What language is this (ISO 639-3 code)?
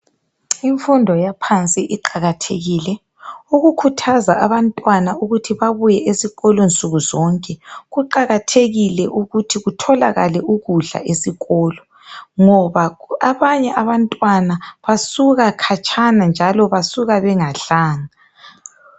nde